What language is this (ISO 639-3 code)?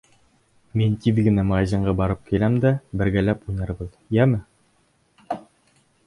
bak